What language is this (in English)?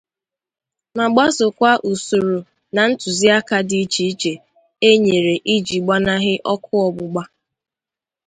Igbo